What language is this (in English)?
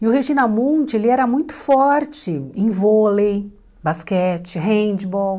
Portuguese